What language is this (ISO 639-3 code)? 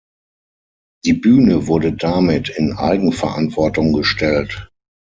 deu